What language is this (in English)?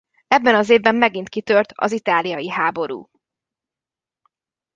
Hungarian